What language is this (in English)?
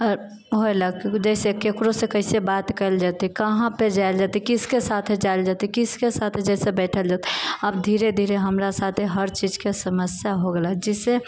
Maithili